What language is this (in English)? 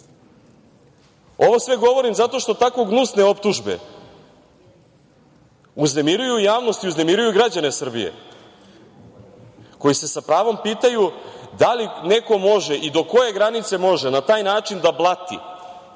Serbian